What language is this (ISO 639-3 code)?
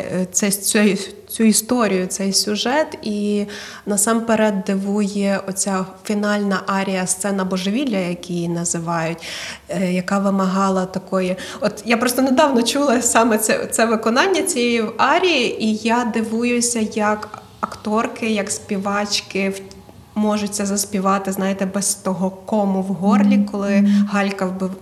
ukr